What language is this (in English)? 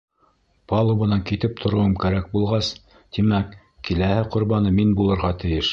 Bashkir